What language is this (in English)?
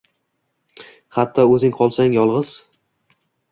Uzbek